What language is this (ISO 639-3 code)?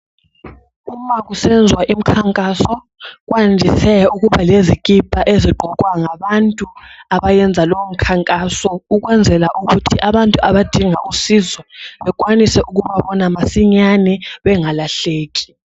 nde